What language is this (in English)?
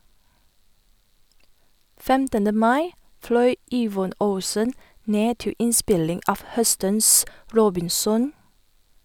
Norwegian